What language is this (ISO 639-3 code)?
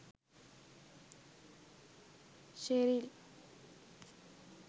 sin